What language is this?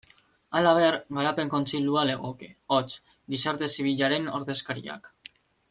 Basque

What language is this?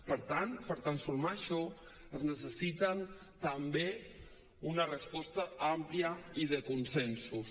Catalan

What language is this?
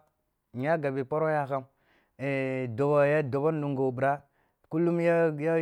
Kulung (Nigeria)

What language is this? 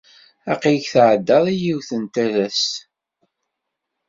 Kabyle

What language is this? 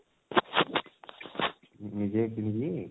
Odia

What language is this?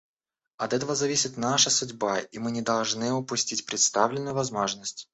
Russian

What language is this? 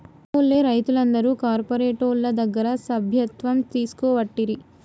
Telugu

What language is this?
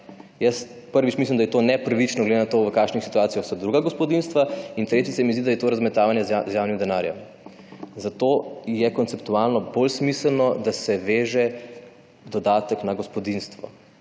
Slovenian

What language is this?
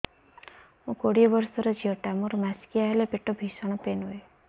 Odia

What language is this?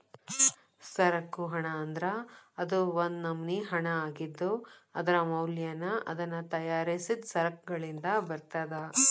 Kannada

